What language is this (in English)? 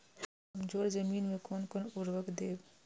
Maithili